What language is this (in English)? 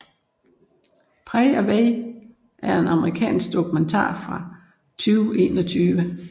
Danish